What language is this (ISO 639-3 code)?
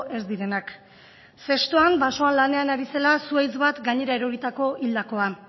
eus